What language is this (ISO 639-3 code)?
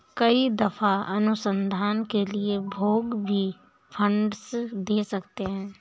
hin